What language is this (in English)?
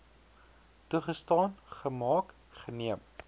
Afrikaans